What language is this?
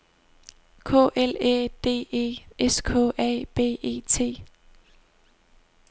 Danish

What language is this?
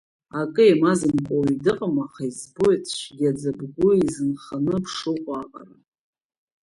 Abkhazian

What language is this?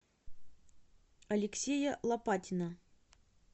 Russian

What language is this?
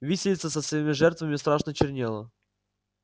Russian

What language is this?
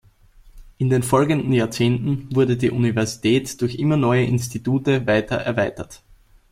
German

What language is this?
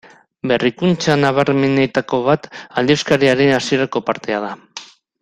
Basque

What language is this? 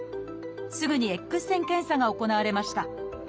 Japanese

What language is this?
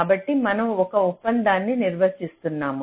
Telugu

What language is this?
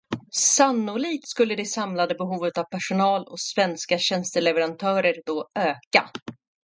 Swedish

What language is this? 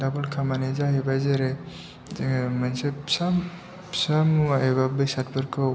Bodo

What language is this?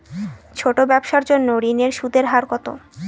Bangla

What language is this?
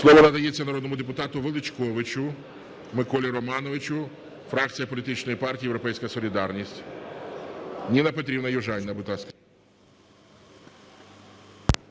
Ukrainian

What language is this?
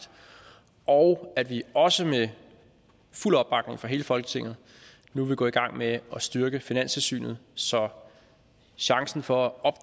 Danish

